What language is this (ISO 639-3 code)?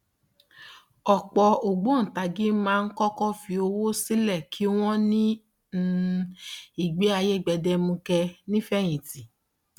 yor